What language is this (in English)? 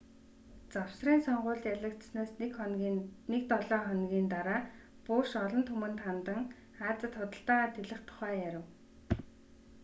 Mongolian